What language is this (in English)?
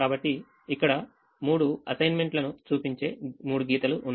Telugu